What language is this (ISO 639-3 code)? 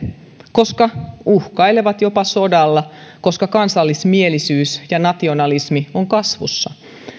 fin